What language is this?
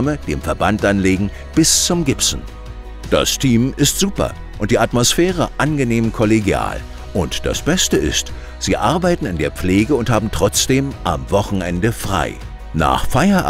German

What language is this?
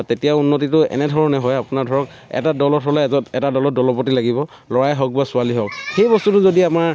Assamese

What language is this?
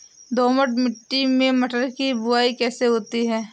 Hindi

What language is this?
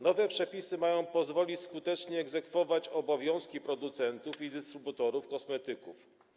Polish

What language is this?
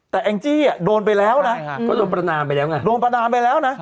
Thai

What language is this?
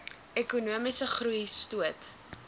Afrikaans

